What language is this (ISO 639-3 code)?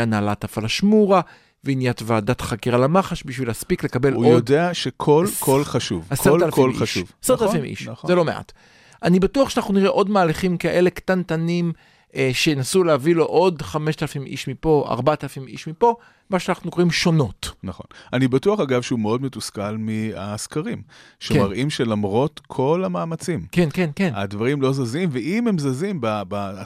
heb